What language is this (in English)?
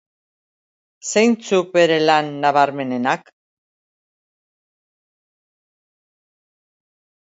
Basque